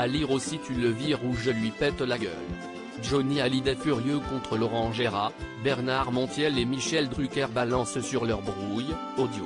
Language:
French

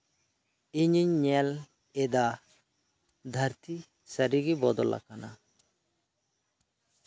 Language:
Santali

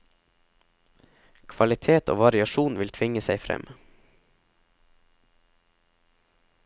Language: Norwegian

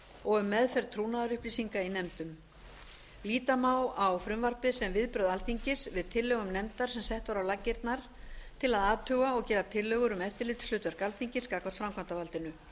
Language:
Icelandic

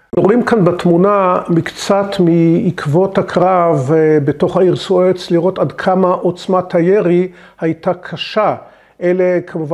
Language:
Hebrew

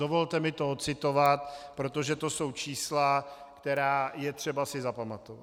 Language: Czech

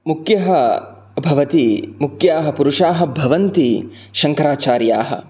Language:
Sanskrit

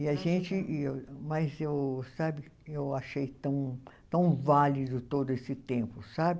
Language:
Portuguese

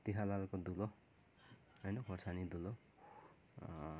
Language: Nepali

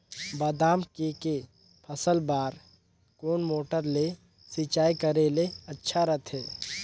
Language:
Chhattisgarhi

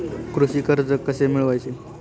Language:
Marathi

